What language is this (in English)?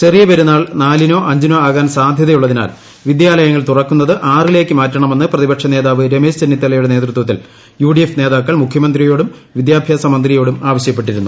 Malayalam